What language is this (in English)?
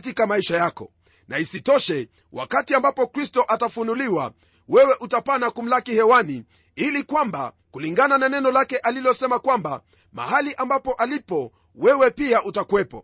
Swahili